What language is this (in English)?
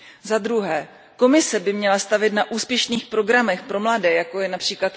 Czech